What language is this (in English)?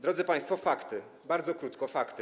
Polish